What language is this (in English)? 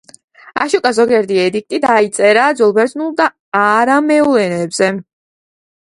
Georgian